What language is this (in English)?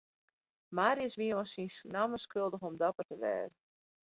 Western Frisian